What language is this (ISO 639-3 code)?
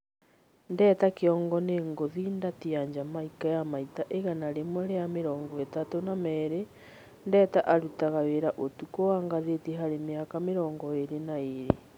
kik